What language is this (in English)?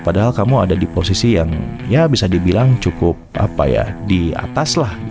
Indonesian